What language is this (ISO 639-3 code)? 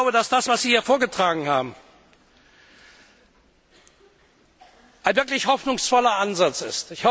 deu